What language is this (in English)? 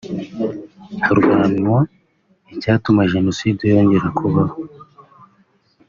Kinyarwanda